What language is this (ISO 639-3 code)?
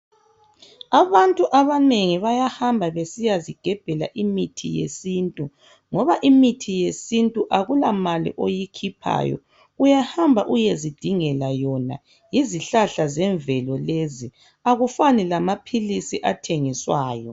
nde